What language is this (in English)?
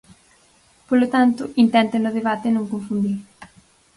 Galician